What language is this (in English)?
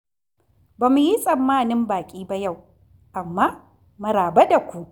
Hausa